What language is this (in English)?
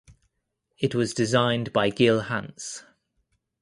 English